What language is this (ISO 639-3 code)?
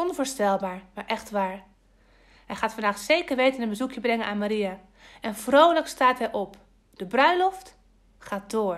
nld